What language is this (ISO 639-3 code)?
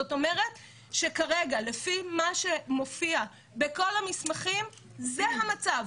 heb